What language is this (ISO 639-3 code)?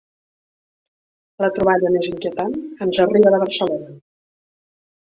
cat